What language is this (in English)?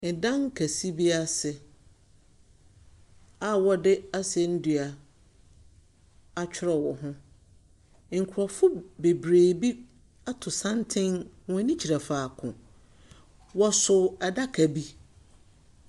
Akan